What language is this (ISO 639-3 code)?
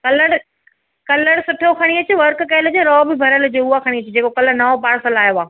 snd